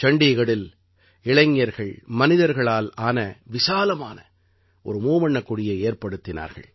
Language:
Tamil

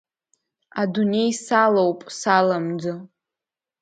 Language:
Abkhazian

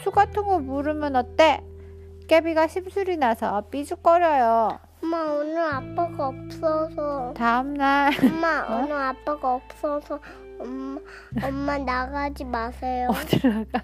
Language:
Korean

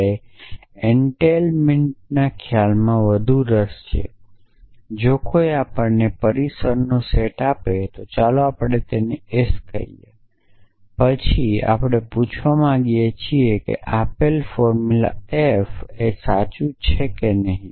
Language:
Gujarati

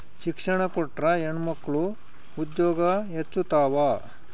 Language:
Kannada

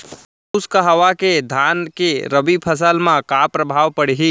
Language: Chhattisgarhi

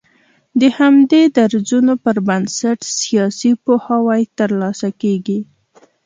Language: Pashto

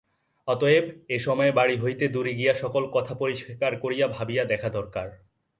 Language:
Bangla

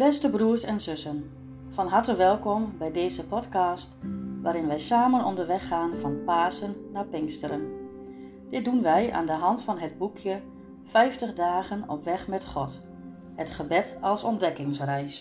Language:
Dutch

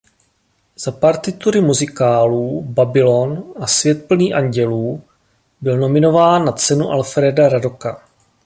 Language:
Czech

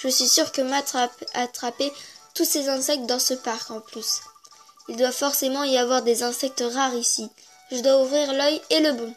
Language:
French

